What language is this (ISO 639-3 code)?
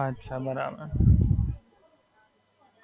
guj